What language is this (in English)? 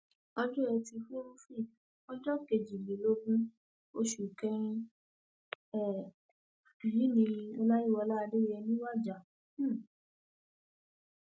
Yoruba